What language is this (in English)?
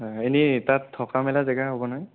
Assamese